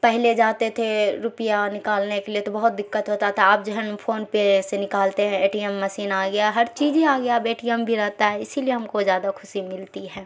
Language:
Urdu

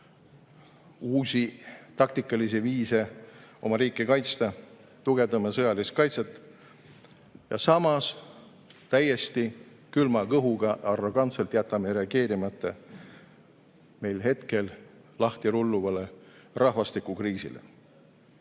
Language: Estonian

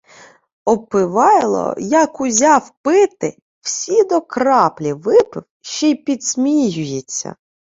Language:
Ukrainian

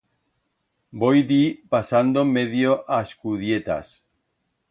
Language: Aragonese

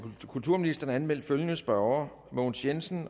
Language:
Danish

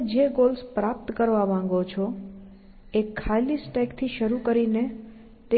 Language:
Gujarati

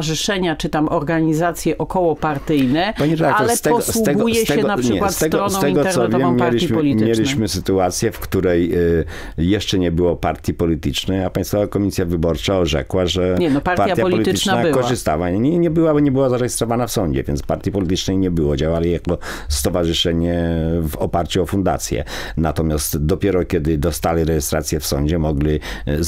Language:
Polish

